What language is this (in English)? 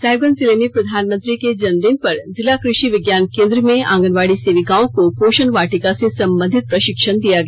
Hindi